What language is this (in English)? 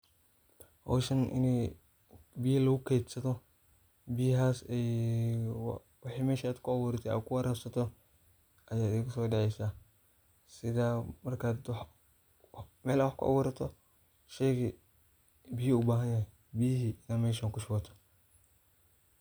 Somali